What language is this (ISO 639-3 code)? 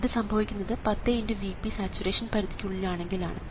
mal